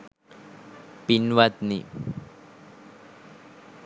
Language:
Sinhala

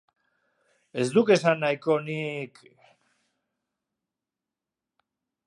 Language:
Basque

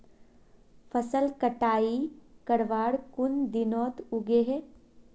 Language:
Magahi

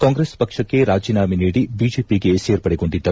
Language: Kannada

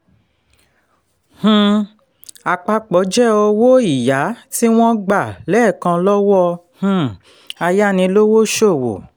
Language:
Yoruba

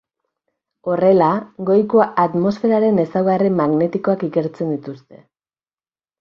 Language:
Basque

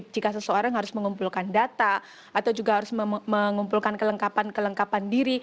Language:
Indonesian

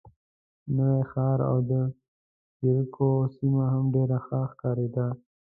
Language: Pashto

